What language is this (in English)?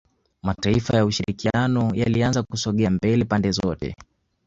Swahili